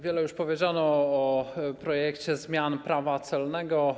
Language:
Polish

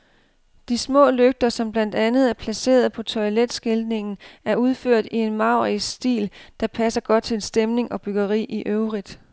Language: Danish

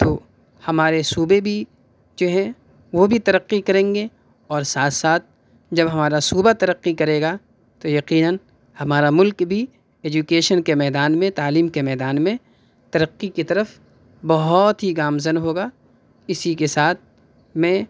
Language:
Urdu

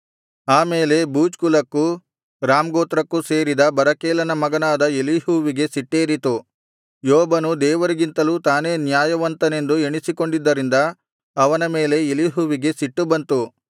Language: Kannada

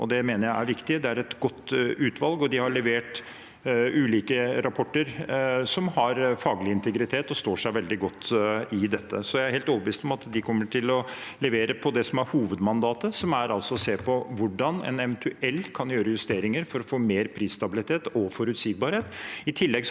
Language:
Norwegian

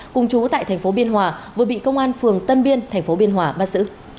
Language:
Vietnamese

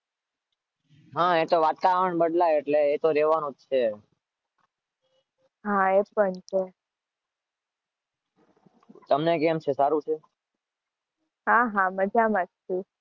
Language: Gujarati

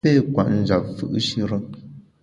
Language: Bamun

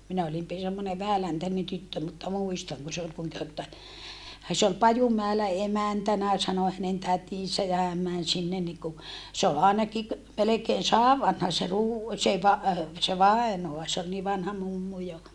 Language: Finnish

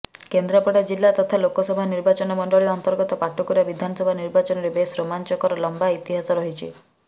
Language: Odia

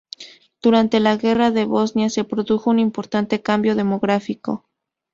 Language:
Spanish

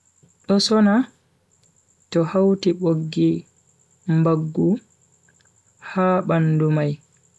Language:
Bagirmi Fulfulde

